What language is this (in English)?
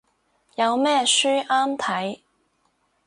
Cantonese